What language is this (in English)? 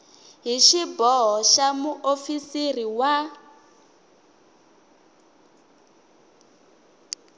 Tsonga